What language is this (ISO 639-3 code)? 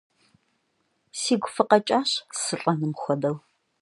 kbd